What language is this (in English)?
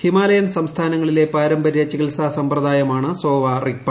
Malayalam